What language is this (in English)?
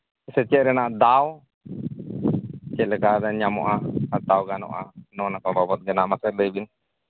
Santali